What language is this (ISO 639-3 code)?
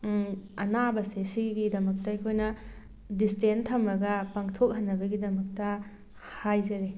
mni